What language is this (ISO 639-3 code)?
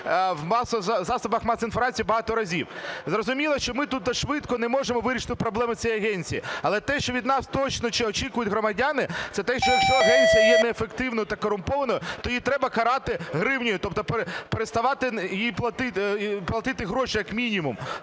ukr